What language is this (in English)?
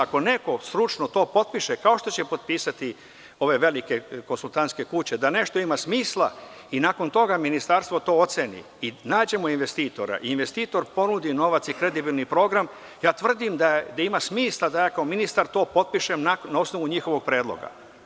Serbian